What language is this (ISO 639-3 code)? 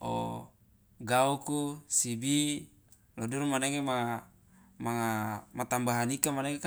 loa